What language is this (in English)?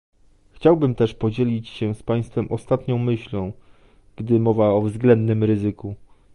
Polish